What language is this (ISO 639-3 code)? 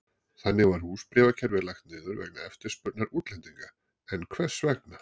isl